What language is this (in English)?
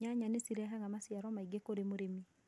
Kikuyu